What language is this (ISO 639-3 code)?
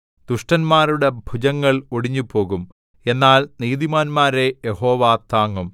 mal